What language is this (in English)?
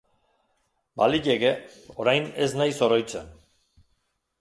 Basque